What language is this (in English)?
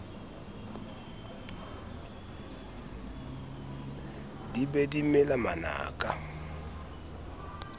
Southern Sotho